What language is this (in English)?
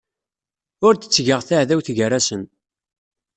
Kabyle